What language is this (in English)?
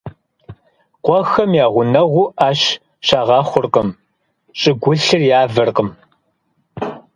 Kabardian